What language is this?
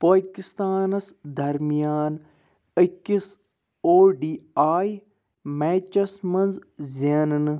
Kashmiri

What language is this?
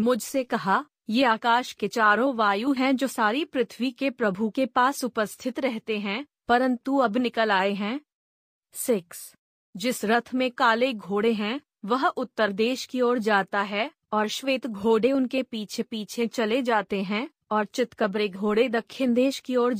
Hindi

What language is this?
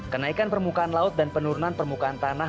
Indonesian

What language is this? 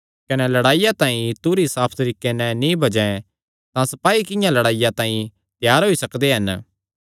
Kangri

